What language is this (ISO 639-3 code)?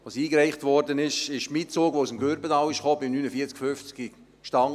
gsw